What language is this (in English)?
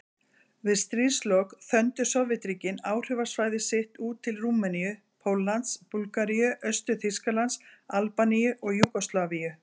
Icelandic